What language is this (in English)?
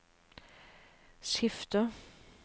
Norwegian